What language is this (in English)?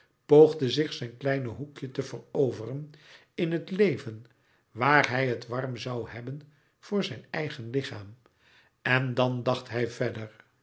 Dutch